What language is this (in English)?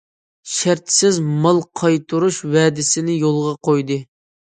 Uyghur